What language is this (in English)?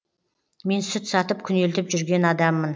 Kazakh